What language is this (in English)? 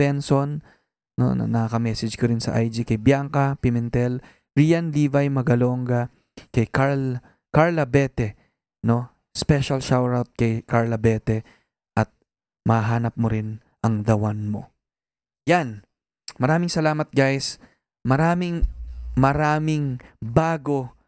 Filipino